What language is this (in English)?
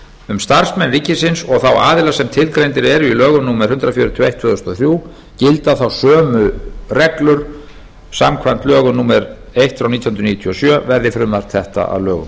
Icelandic